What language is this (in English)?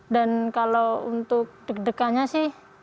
Indonesian